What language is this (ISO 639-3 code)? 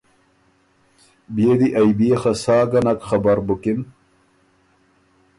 oru